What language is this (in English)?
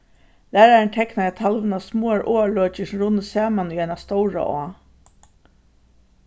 Faroese